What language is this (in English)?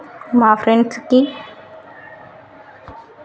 Telugu